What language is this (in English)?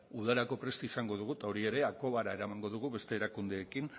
Basque